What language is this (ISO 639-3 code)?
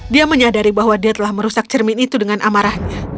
ind